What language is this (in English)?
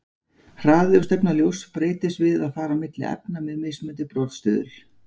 Icelandic